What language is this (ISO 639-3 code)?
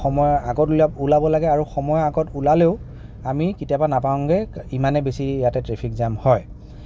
asm